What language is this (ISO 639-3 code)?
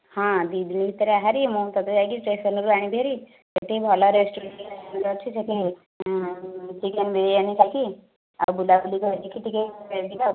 ori